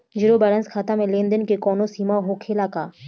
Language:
Bhojpuri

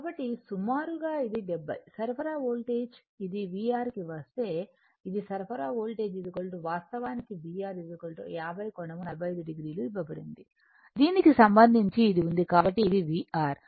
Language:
Telugu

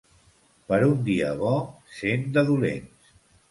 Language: Catalan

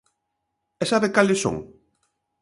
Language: Galician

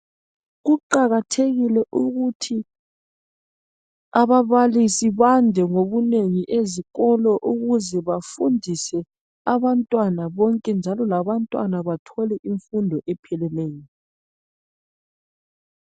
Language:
North Ndebele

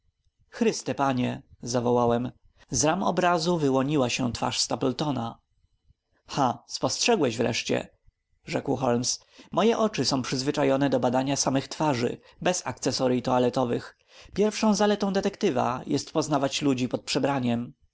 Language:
Polish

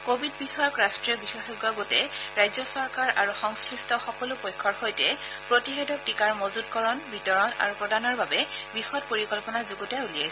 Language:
Assamese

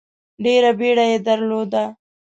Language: Pashto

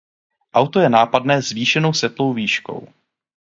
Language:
Czech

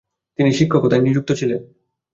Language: Bangla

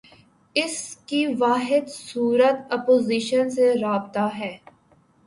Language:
Urdu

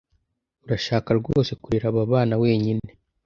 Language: Kinyarwanda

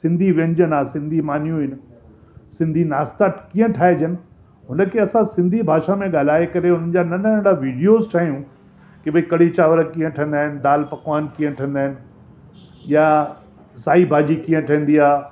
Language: Sindhi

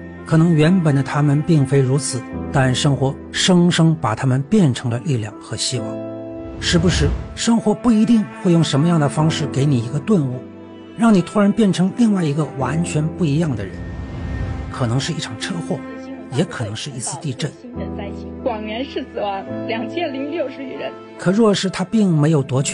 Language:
Chinese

